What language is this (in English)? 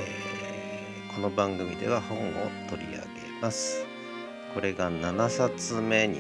Japanese